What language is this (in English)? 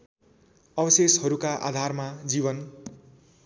Nepali